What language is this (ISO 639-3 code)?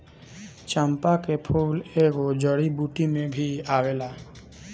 bho